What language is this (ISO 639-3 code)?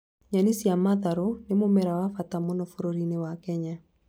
kik